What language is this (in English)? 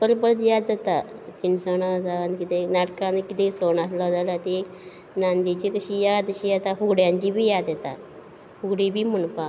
Konkani